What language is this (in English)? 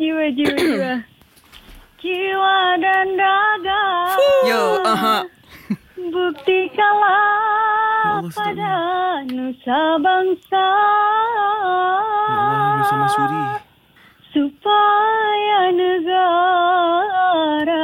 Malay